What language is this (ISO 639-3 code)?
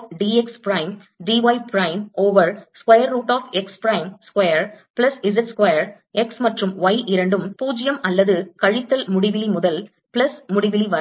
tam